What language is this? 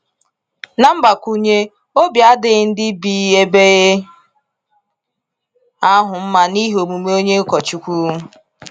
Igbo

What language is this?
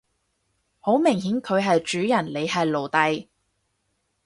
Cantonese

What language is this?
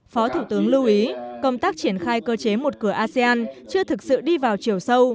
Vietnamese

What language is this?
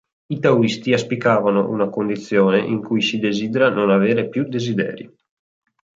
Italian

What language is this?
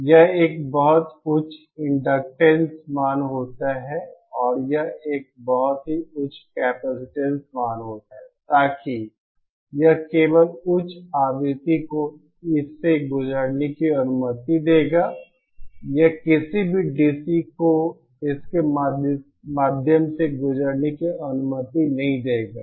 Hindi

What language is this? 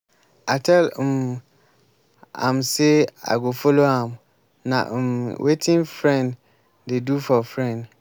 Nigerian Pidgin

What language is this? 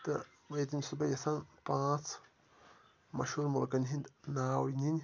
Kashmiri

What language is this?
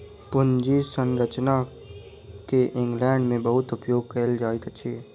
Maithili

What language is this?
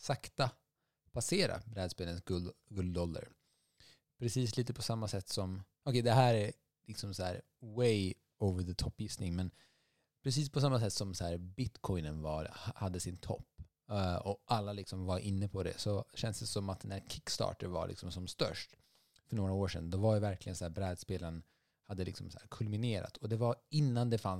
Swedish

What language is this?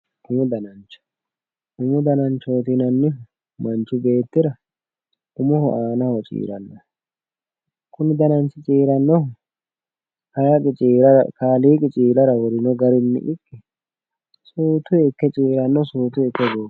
Sidamo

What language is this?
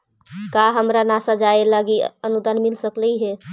Magahi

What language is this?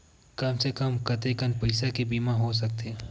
Chhattisgarhi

